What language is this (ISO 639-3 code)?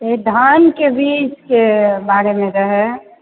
mai